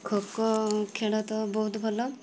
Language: Odia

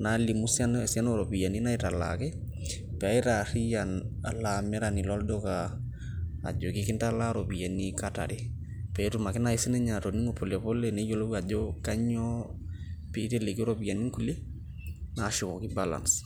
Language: Masai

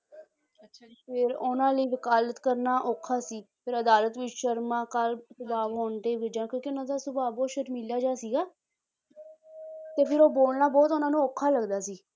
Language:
Punjabi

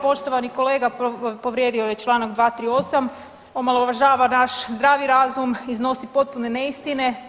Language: Croatian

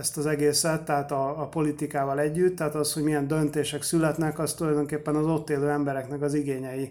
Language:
Hungarian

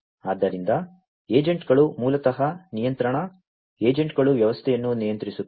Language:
Kannada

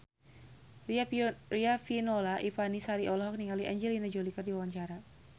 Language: Sundanese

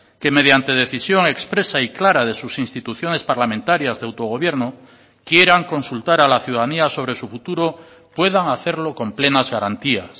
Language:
Spanish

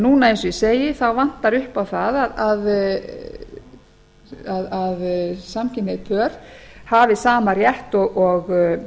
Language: Icelandic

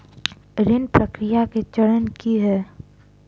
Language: Maithili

